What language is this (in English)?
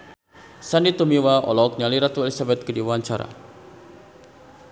Sundanese